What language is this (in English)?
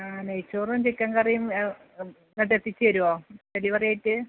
Malayalam